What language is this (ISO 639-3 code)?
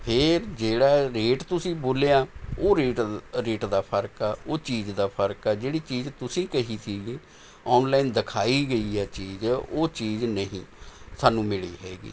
pan